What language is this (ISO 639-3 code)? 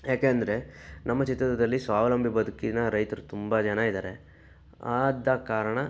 kan